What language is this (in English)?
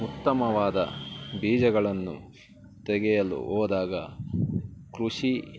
Kannada